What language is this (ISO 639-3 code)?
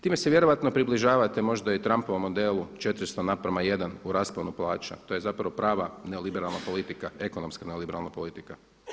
hrv